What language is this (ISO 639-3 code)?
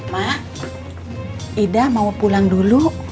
ind